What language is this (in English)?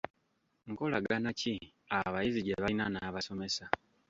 Ganda